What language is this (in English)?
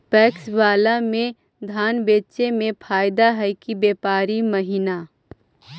Magahi